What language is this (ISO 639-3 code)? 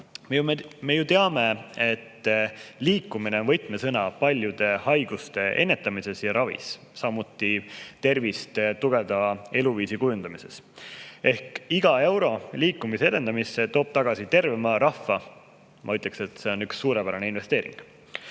est